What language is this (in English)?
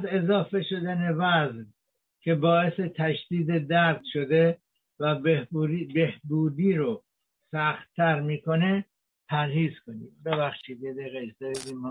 Persian